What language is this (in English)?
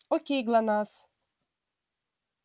Russian